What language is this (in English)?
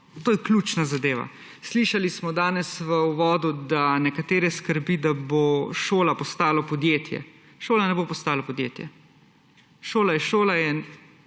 Slovenian